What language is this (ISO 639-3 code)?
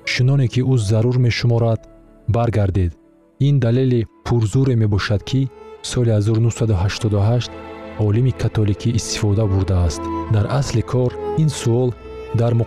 fas